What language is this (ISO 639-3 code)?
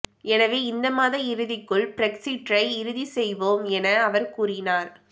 tam